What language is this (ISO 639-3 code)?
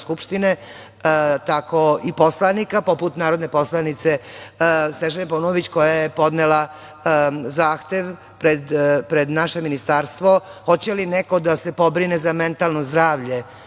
srp